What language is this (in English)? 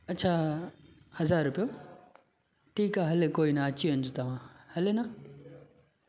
Sindhi